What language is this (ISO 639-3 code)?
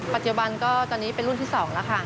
tha